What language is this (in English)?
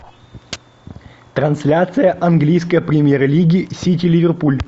Russian